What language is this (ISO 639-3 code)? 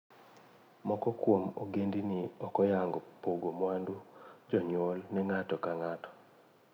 luo